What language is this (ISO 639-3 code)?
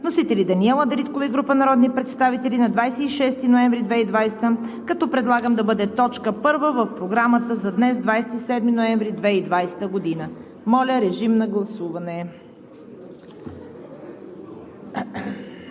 bul